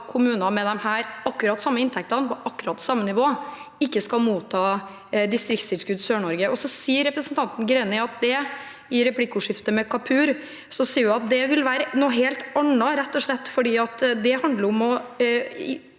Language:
Norwegian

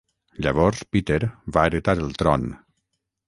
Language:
Catalan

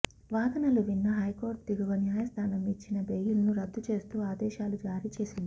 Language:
Telugu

